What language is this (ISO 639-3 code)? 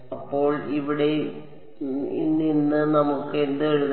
mal